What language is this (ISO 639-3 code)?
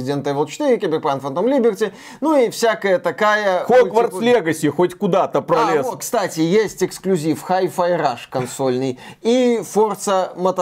rus